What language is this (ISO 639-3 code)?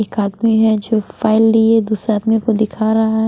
hin